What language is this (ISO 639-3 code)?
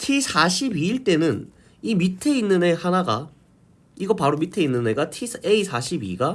kor